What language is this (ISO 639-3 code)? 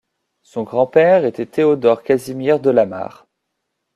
fra